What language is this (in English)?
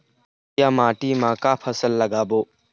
Chhattisgarhi